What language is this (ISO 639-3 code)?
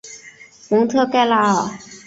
zho